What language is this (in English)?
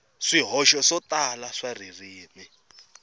Tsonga